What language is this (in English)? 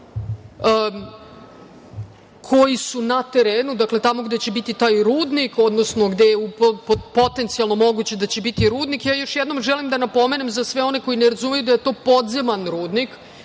Serbian